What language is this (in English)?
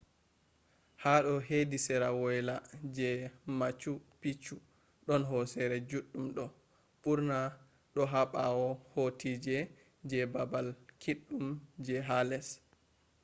Fula